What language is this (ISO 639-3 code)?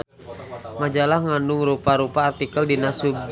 sun